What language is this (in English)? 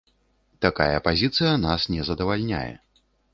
Belarusian